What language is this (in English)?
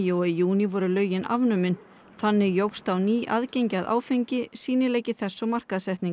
Icelandic